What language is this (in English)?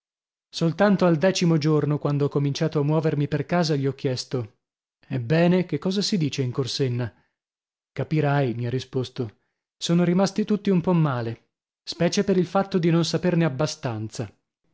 Italian